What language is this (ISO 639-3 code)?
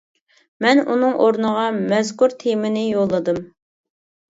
uig